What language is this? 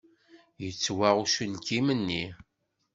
Kabyle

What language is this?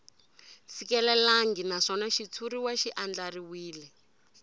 Tsonga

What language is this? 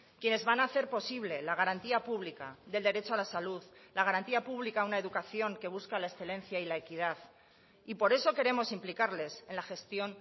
Spanish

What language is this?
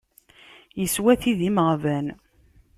Kabyle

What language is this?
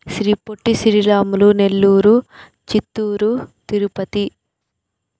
Telugu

